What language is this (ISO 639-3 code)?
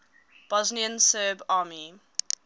eng